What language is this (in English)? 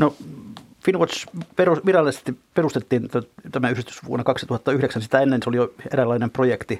Finnish